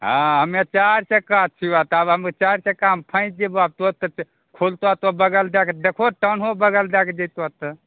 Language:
Maithili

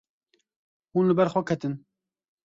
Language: Kurdish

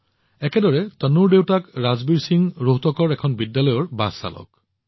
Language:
Assamese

